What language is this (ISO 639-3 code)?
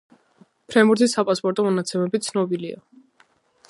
kat